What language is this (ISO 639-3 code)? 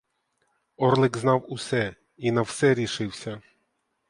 ukr